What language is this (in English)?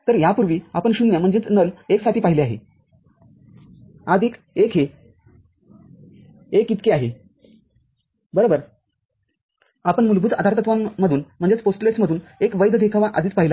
Marathi